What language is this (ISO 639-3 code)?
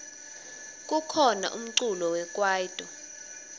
ssw